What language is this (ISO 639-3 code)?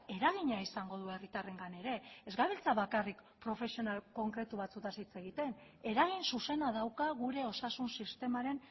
eus